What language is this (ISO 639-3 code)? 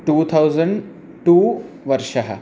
san